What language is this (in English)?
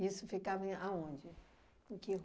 Portuguese